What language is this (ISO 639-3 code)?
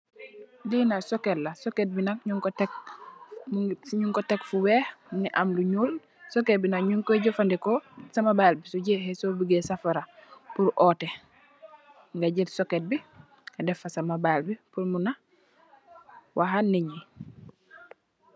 wol